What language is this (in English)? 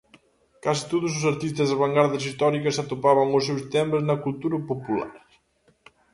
Galician